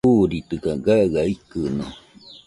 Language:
Nüpode Huitoto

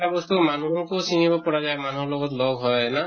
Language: Assamese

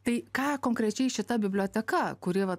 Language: Lithuanian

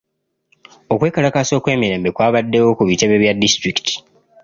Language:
Ganda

